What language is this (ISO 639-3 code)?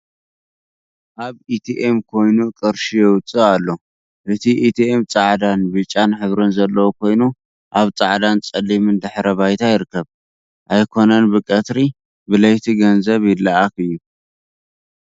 tir